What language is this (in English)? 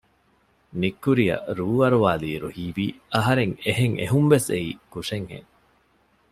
Divehi